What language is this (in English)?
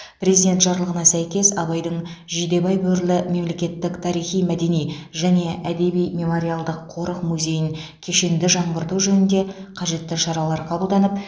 Kazakh